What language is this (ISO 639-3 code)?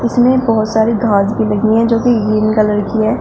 hin